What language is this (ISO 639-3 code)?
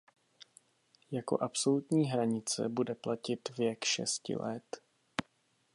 ces